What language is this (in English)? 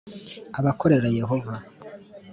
Kinyarwanda